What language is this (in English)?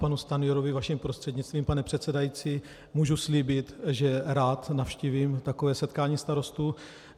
Czech